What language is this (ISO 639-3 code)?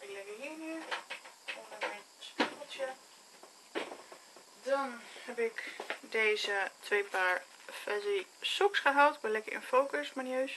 nld